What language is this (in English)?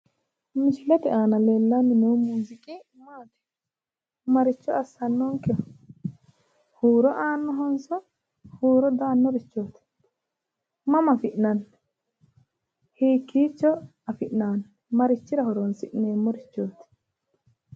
Sidamo